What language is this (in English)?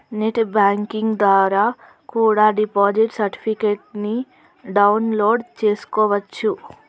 Telugu